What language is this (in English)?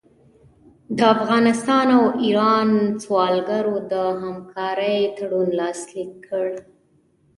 Pashto